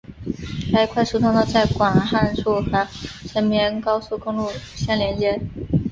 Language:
Chinese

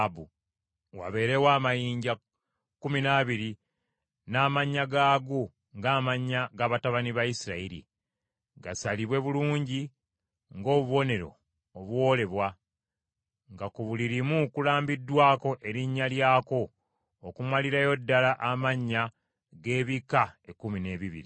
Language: Ganda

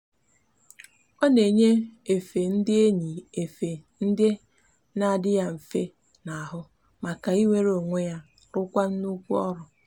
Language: Igbo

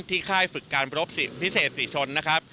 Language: Thai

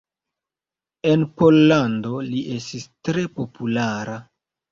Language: Esperanto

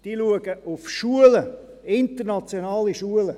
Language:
Swiss German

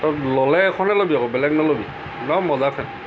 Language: Assamese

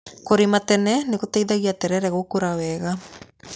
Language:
Kikuyu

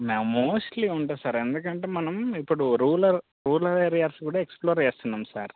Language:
Telugu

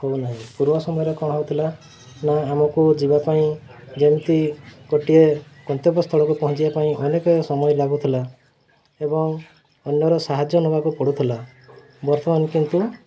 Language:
Odia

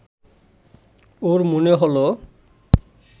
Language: Bangla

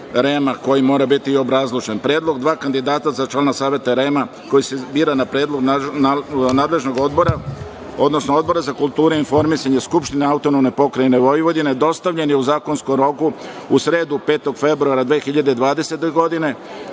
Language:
Serbian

